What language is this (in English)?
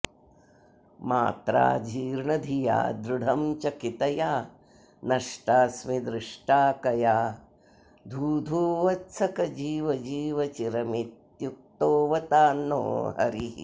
Sanskrit